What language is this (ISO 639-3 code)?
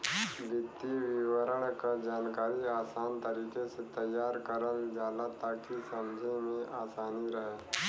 bho